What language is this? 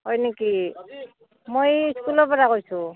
Assamese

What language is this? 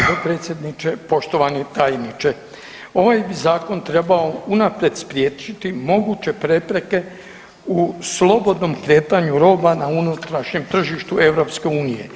Croatian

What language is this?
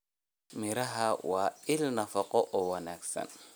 Somali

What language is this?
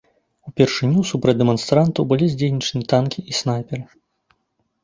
Belarusian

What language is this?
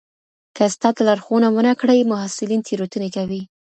Pashto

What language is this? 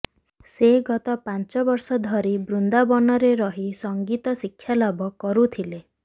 Odia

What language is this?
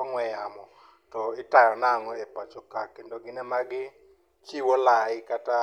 Luo (Kenya and Tanzania)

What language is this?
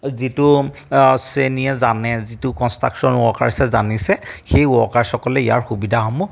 Assamese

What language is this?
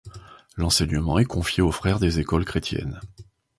French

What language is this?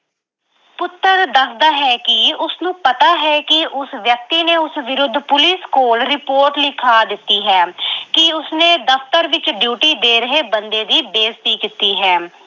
Punjabi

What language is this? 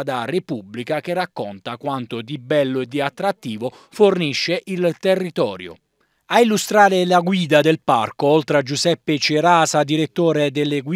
Italian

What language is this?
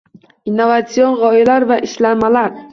Uzbek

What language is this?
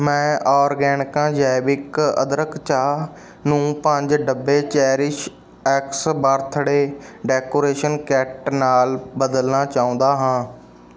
Punjabi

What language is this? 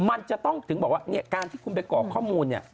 Thai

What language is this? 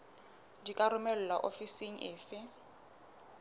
Southern Sotho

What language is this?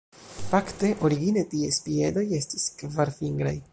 Esperanto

